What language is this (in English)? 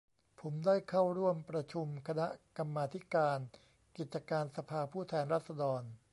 Thai